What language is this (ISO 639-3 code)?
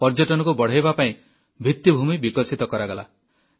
ori